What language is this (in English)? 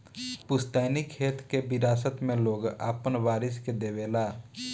Bhojpuri